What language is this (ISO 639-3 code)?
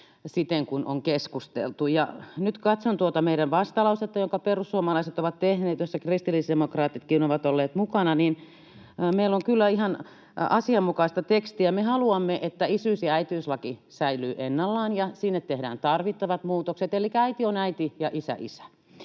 fin